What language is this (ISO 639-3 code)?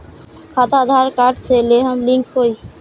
bho